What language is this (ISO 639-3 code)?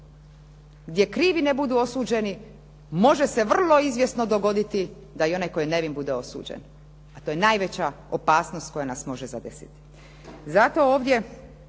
hrv